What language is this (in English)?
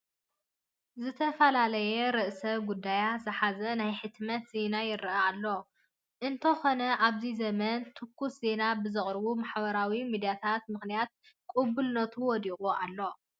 Tigrinya